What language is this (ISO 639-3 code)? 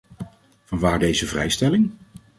nld